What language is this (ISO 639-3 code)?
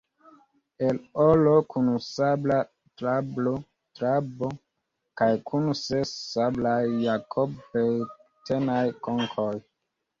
epo